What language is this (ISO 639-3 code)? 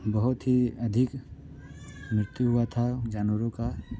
hin